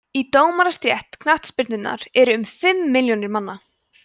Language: Icelandic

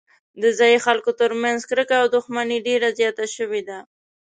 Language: Pashto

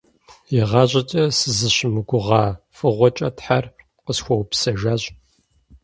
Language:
Kabardian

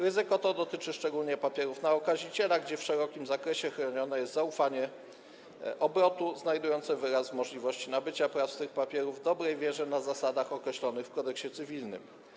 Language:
Polish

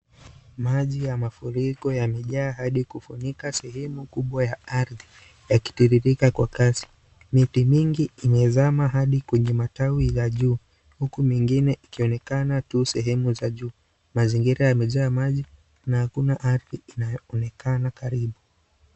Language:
Swahili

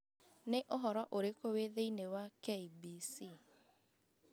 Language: Kikuyu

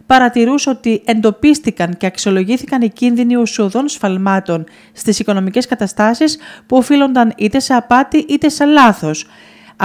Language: Greek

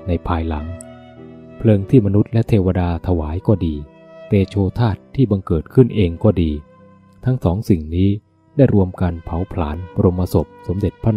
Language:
Thai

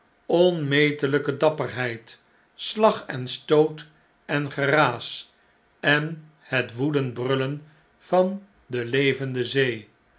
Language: Dutch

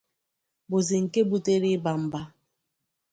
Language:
Igbo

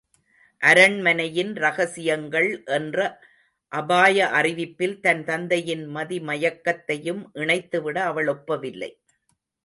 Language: Tamil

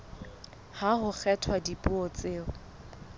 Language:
Southern Sotho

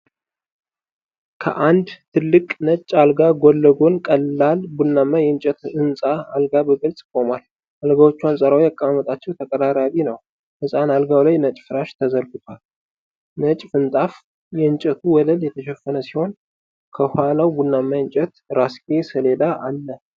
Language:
Amharic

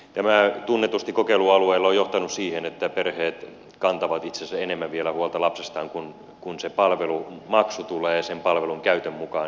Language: Finnish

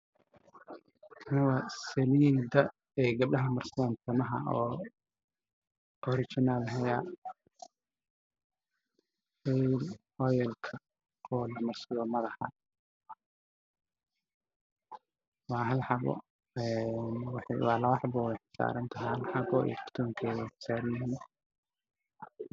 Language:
Somali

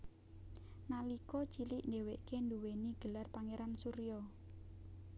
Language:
Javanese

